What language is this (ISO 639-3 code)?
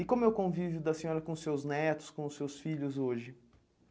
por